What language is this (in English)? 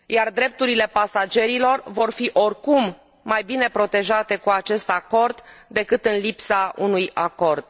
Romanian